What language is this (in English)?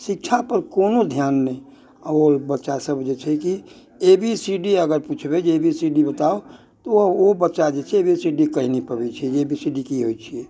Maithili